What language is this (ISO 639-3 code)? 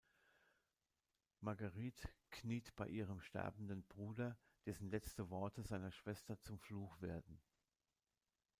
deu